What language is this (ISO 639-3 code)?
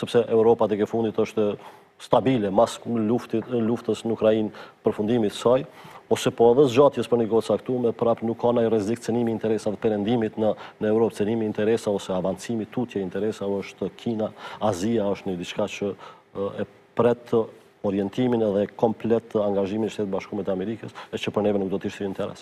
ron